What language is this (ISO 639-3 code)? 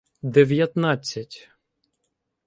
ukr